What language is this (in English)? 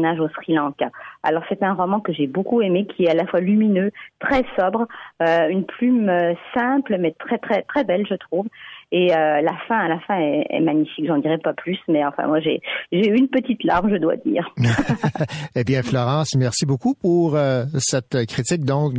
French